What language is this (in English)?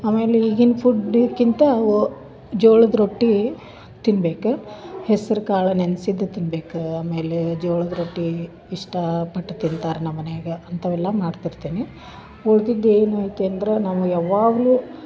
Kannada